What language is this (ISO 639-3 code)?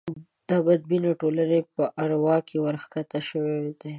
pus